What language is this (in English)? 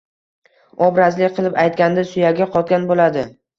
Uzbek